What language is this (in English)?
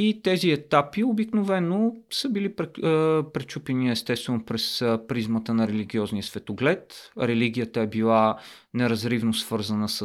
Bulgarian